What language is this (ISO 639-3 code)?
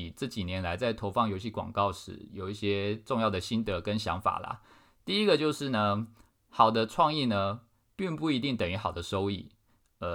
zho